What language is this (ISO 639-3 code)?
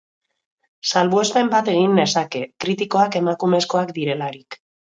eus